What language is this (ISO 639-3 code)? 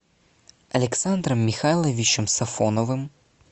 rus